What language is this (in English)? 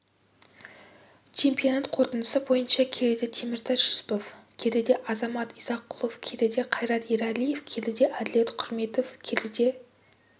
Kazakh